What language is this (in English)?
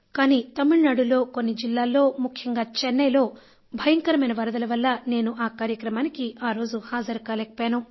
Telugu